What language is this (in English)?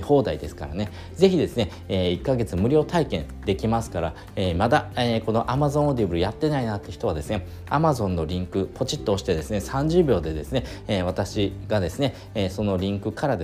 Japanese